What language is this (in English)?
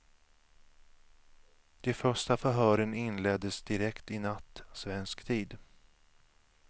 Swedish